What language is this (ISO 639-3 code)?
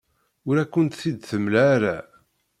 kab